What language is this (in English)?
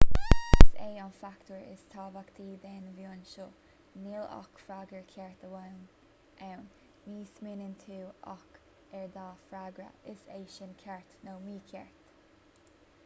Irish